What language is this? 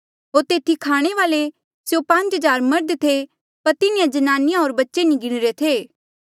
Mandeali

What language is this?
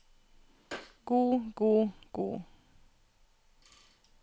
Norwegian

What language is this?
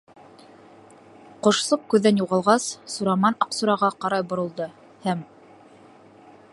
Bashkir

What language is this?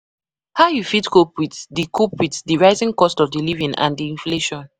Nigerian Pidgin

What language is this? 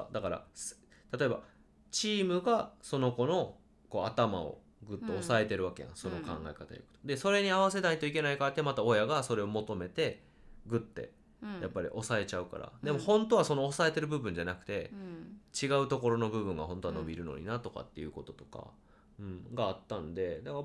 Japanese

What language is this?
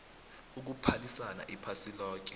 South Ndebele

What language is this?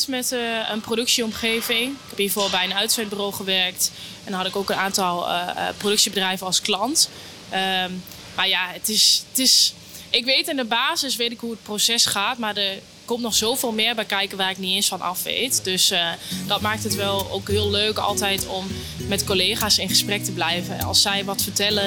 Dutch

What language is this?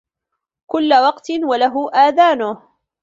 Arabic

